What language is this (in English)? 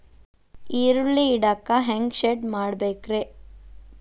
Kannada